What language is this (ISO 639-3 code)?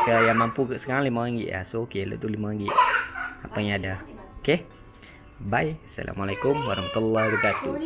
msa